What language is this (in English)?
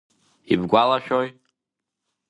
Abkhazian